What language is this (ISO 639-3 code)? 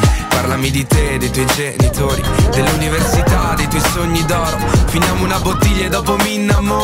hrv